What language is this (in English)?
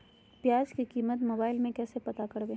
Magahi